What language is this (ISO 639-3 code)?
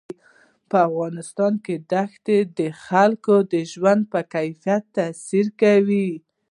pus